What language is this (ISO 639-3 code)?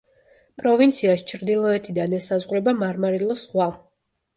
kat